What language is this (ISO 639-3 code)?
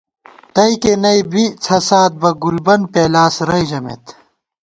gwt